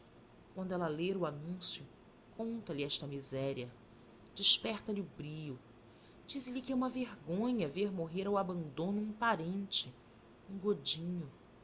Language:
Portuguese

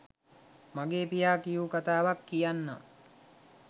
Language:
Sinhala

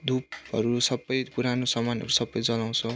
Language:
Nepali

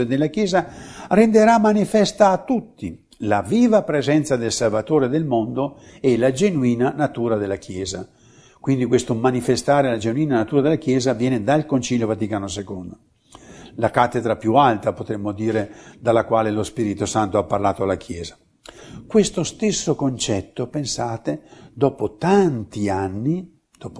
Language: Italian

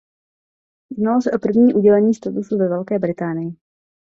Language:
Czech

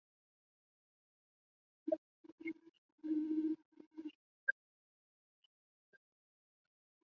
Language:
Chinese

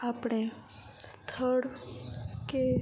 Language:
Gujarati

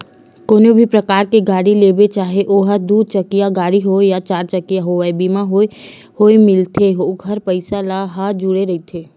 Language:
Chhattisgarhi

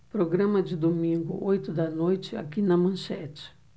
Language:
Portuguese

